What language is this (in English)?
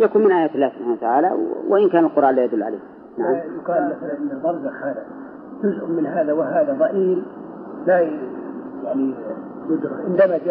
Arabic